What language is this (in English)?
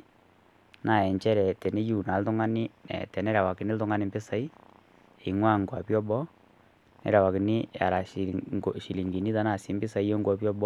Masai